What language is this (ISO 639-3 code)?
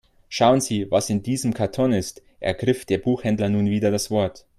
deu